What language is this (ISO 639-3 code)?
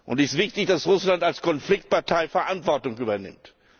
deu